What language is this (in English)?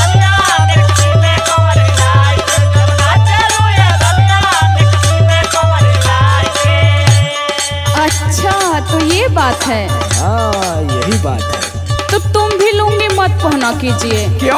Hindi